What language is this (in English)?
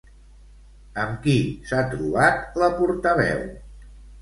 Catalan